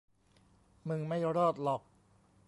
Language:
Thai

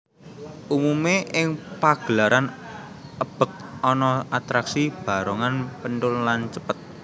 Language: Javanese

